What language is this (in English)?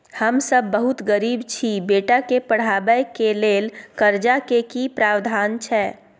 Maithili